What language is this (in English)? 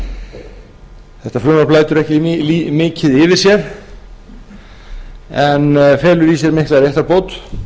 Icelandic